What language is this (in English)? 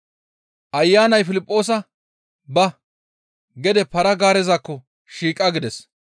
Gamo